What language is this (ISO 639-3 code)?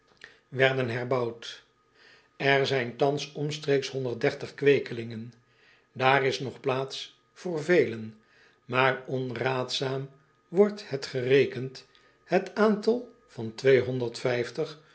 nld